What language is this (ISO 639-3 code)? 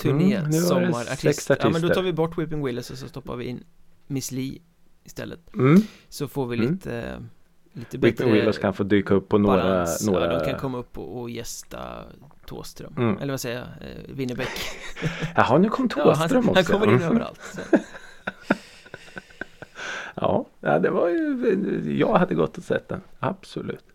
swe